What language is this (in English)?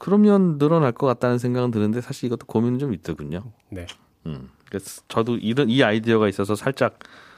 Korean